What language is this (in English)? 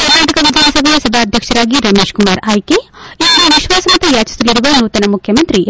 Kannada